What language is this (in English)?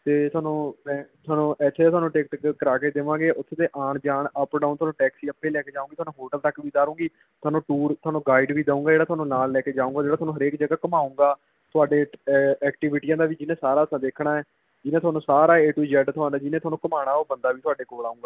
Punjabi